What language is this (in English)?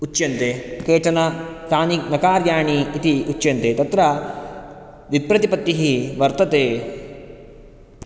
Sanskrit